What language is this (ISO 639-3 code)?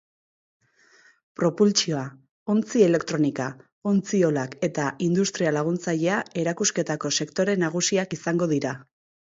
eus